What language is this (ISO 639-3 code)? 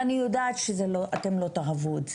heb